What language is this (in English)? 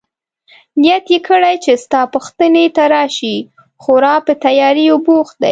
Pashto